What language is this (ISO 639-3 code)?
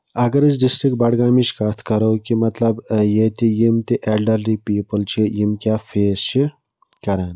kas